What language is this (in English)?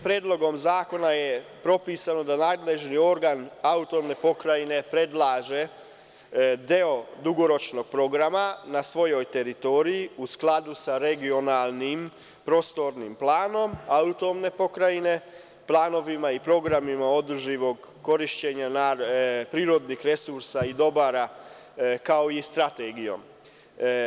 Serbian